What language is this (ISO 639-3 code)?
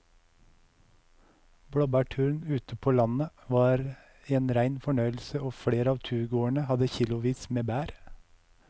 nor